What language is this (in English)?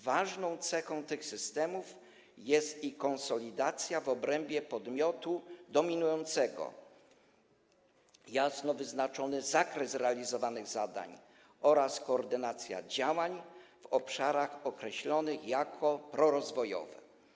Polish